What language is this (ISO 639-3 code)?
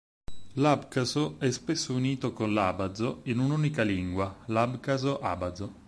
ita